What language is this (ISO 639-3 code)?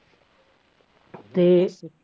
pan